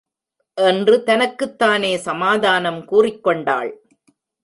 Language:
Tamil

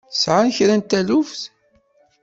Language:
Kabyle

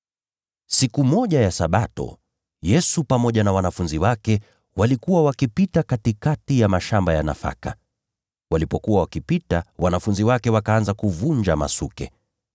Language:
Swahili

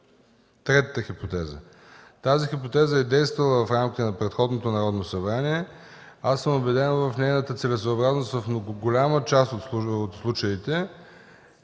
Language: Bulgarian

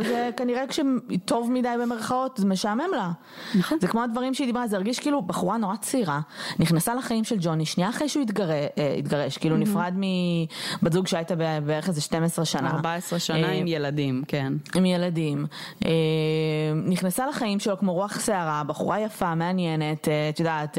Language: Hebrew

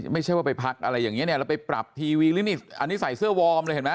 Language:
Thai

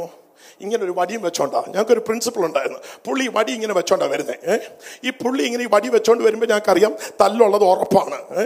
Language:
Malayalam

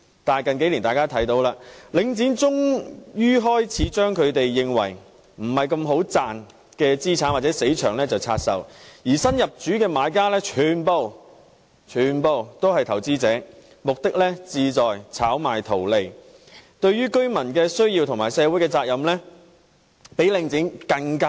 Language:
Cantonese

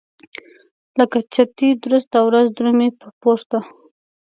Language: Pashto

